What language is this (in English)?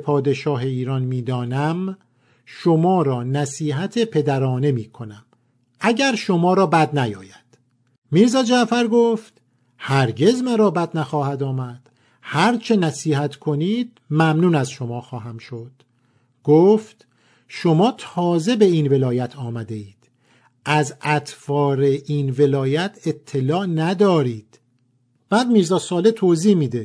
Persian